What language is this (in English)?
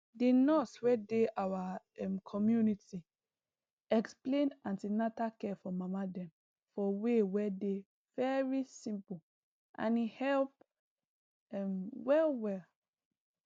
Nigerian Pidgin